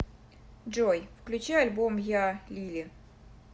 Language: Russian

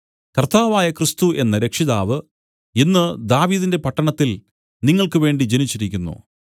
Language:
Malayalam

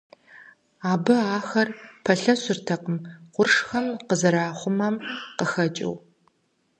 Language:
Kabardian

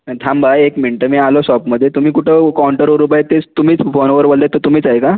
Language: Marathi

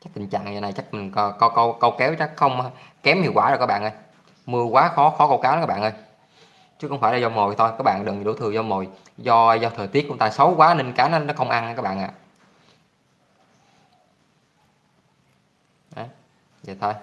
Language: Vietnamese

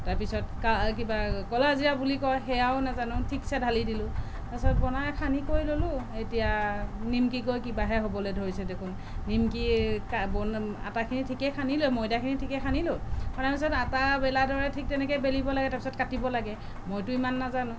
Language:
Assamese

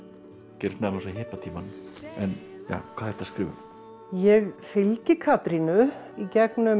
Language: Icelandic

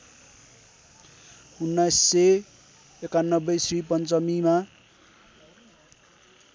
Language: Nepali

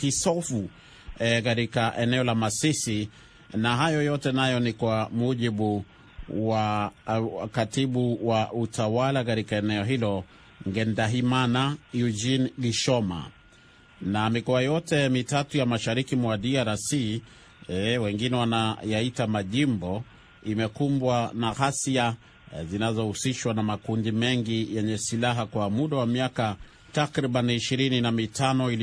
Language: Swahili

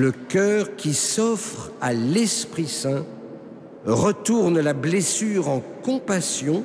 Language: French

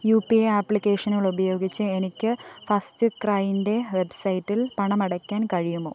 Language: Malayalam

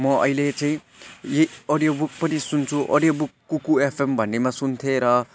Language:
Nepali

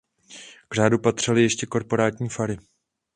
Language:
Czech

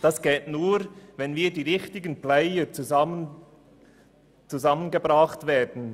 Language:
Swiss German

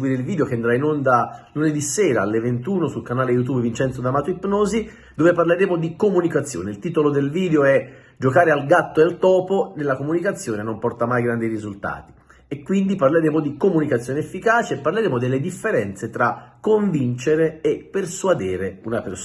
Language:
Italian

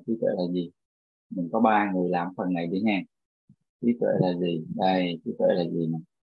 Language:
Vietnamese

